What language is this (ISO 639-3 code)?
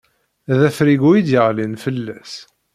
kab